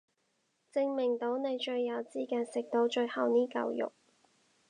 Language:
Cantonese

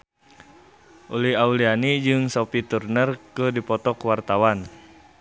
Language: Sundanese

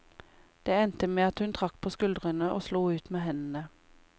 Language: Norwegian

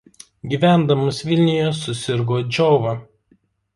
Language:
Lithuanian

